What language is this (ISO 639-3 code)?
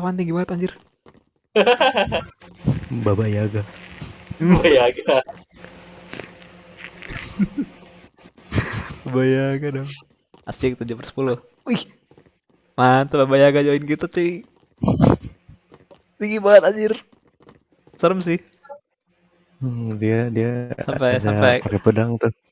ind